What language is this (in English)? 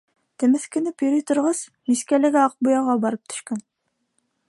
Bashkir